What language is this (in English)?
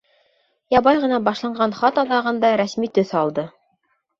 Bashkir